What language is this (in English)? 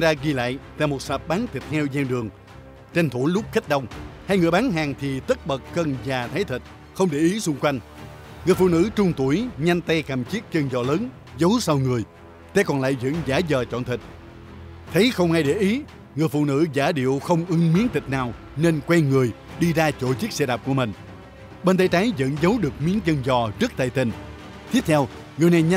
Vietnamese